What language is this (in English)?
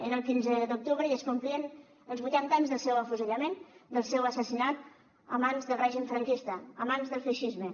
Catalan